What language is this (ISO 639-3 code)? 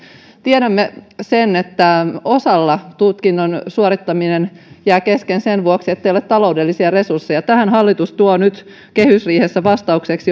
fin